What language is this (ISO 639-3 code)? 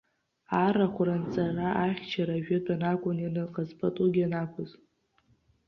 abk